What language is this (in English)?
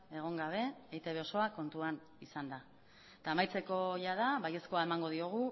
Basque